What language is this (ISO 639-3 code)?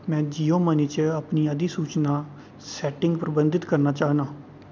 doi